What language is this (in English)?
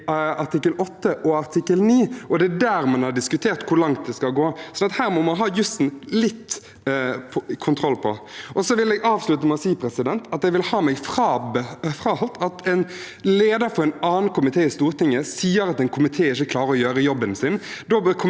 Norwegian